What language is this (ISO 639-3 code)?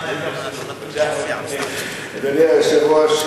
heb